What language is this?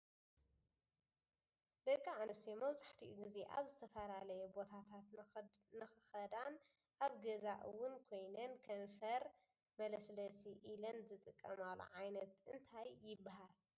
Tigrinya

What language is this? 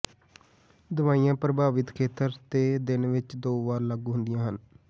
Punjabi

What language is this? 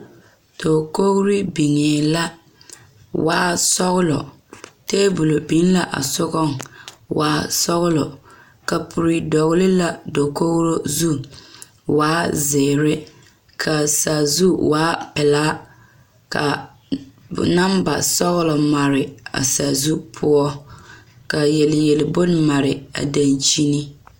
Southern Dagaare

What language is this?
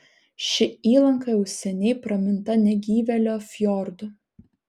Lithuanian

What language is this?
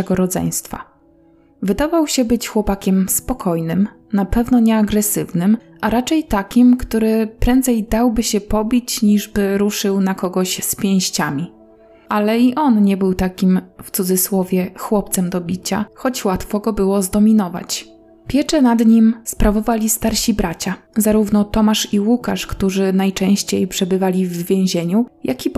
Polish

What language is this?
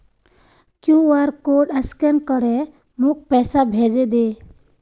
Magahi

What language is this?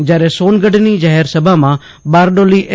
Gujarati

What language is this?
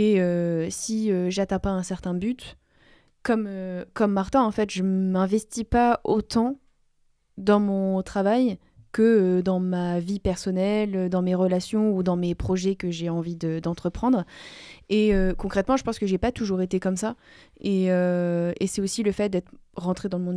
French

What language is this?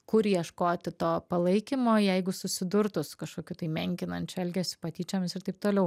Lithuanian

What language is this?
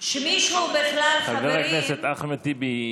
Hebrew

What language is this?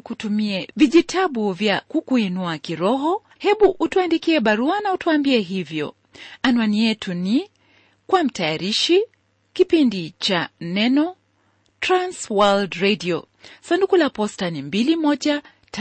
Swahili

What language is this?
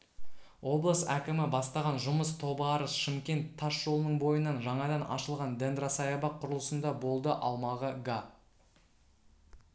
Kazakh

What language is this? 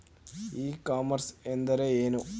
Kannada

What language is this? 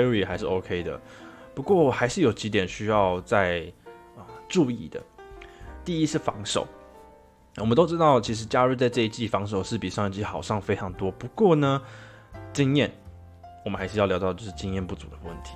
Chinese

